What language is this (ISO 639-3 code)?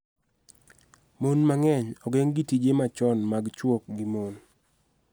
luo